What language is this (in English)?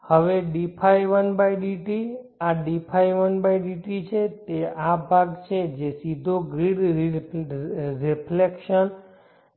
Gujarati